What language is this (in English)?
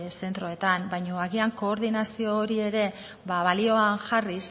Basque